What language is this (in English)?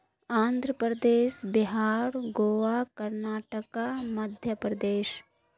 Urdu